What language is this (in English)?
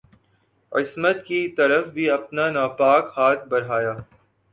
Urdu